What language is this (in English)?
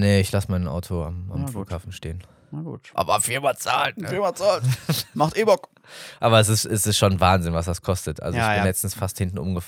German